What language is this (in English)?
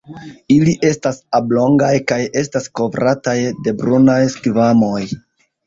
Esperanto